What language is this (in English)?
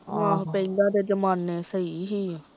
Punjabi